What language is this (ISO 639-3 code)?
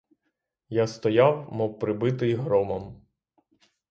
ukr